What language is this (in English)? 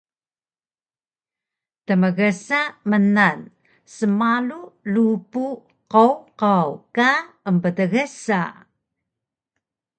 Taroko